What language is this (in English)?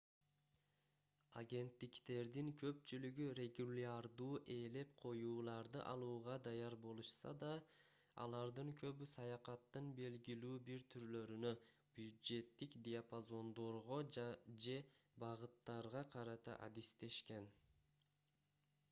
Kyrgyz